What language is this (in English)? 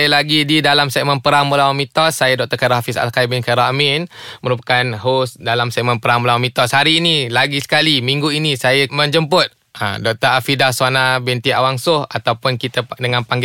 Malay